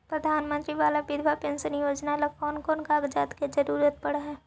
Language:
Magahi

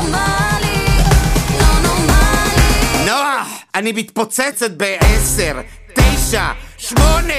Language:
Hebrew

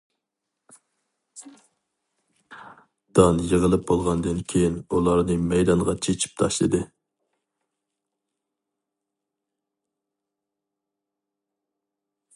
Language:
Uyghur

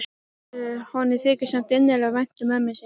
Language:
Icelandic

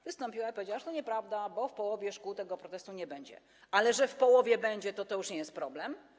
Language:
Polish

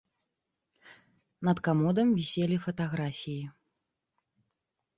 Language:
Belarusian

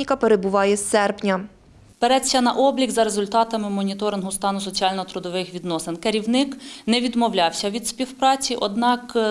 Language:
Ukrainian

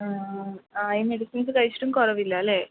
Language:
Malayalam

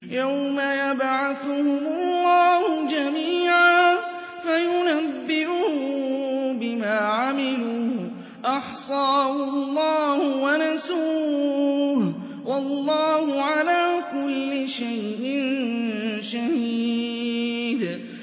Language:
Arabic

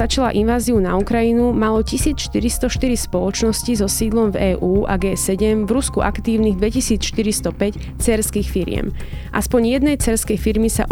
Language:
Slovak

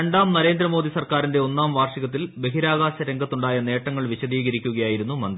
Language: Malayalam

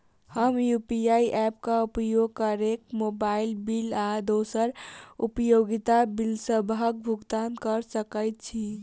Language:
Maithili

